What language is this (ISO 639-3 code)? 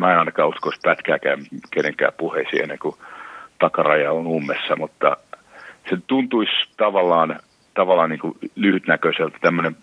fin